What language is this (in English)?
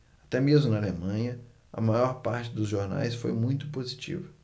Portuguese